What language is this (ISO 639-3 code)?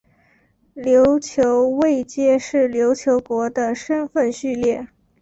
zho